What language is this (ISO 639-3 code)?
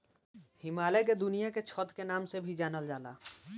bho